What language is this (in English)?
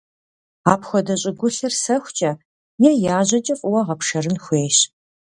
Kabardian